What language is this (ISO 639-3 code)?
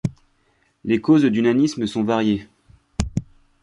fra